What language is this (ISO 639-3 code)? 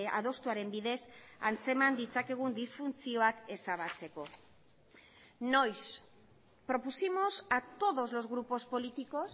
eus